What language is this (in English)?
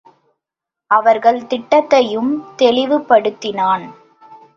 Tamil